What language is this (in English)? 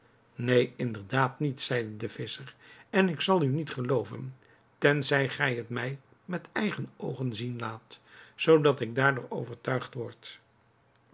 Dutch